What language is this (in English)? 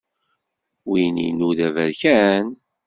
Kabyle